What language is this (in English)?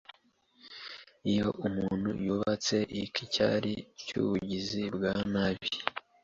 Kinyarwanda